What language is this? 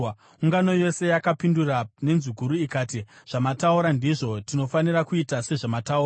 Shona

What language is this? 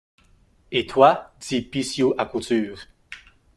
French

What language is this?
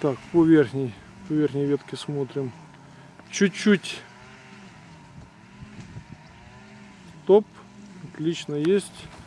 Russian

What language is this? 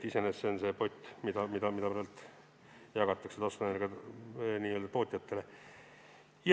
Estonian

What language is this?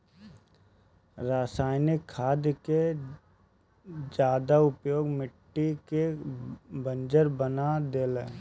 Bhojpuri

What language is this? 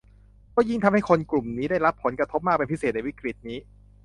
Thai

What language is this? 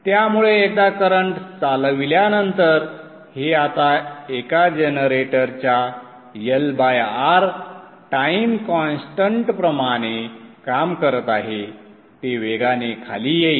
Marathi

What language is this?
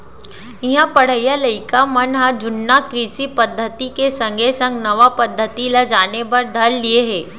Chhattisgarhi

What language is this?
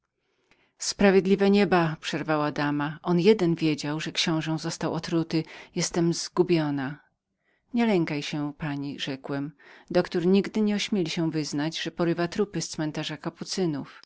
Polish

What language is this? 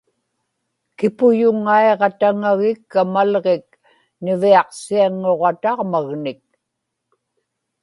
Inupiaq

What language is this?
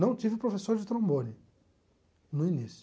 Portuguese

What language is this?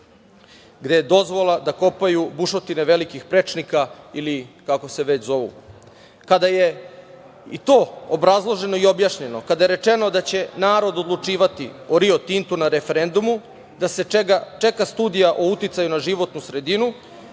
Serbian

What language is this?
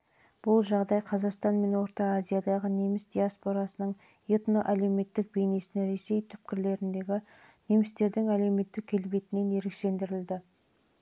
Kazakh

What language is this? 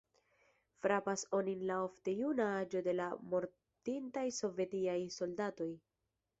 Esperanto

